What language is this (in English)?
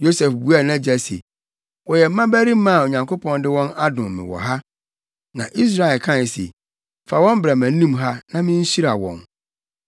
Akan